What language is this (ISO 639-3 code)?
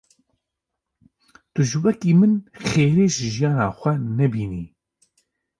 kur